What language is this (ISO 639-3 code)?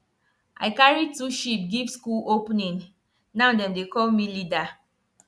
pcm